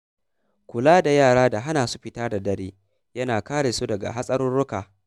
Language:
Hausa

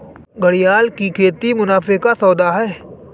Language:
Hindi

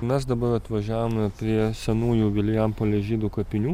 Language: Lithuanian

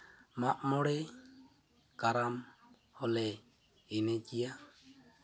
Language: Santali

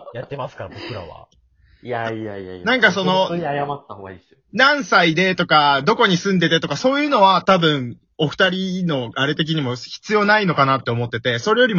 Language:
Japanese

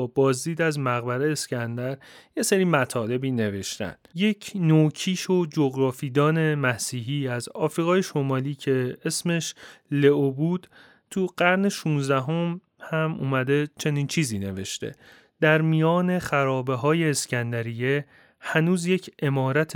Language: Persian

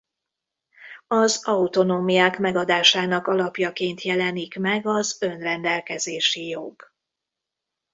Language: Hungarian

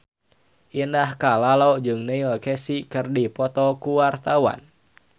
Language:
Sundanese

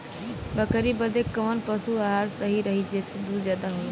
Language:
Bhojpuri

